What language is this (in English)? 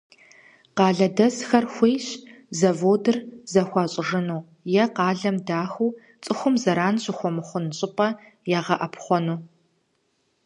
Kabardian